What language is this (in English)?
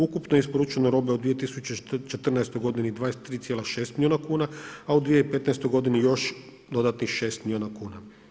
Croatian